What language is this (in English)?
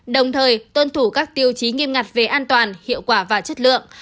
Vietnamese